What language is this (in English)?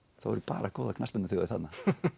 Icelandic